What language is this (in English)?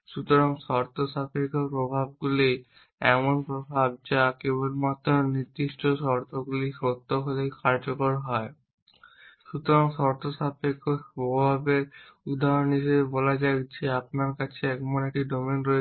Bangla